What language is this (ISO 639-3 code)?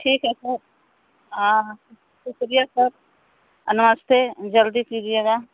hin